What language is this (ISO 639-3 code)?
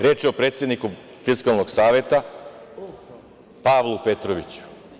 srp